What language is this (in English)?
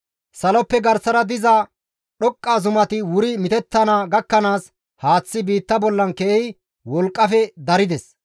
Gamo